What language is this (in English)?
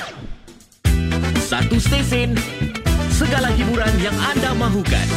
Malay